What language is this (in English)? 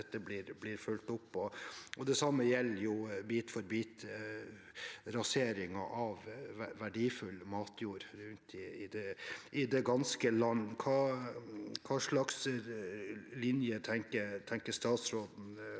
Norwegian